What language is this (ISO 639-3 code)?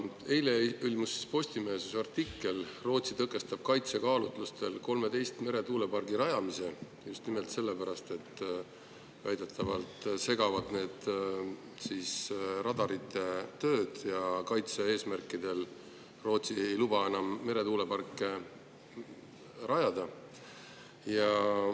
est